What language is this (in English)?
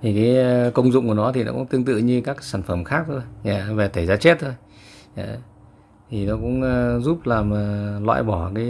Vietnamese